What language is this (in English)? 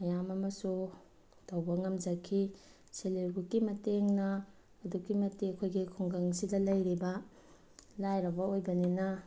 Manipuri